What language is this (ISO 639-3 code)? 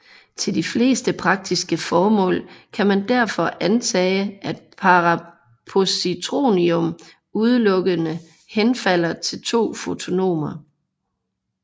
dan